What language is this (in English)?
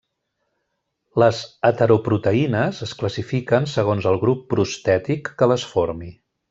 Catalan